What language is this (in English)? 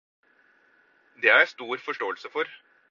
Norwegian Bokmål